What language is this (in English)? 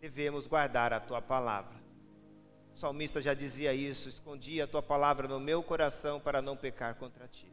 Portuguese